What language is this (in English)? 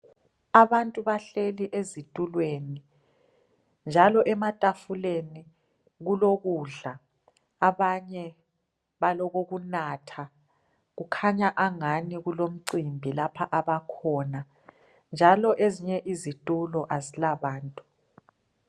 North Ndebele